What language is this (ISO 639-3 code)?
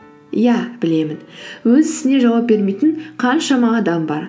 kaz